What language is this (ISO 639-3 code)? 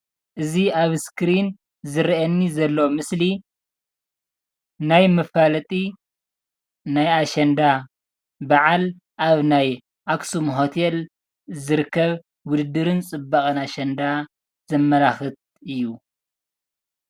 tir